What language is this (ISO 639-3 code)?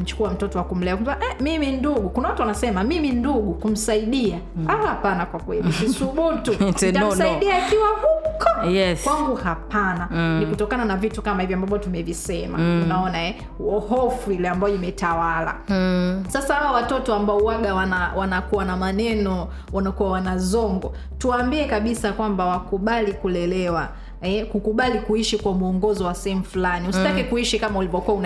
swa